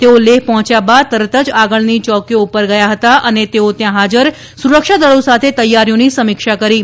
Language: Gujarati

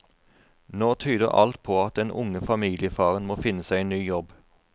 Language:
Norwegian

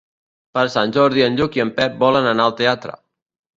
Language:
Catalan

